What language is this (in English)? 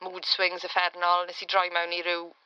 Welsh